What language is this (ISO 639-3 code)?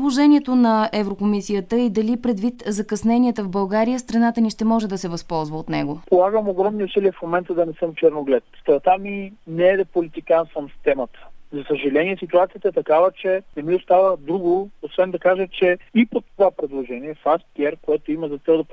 bul